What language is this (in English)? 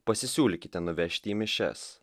Lithuanian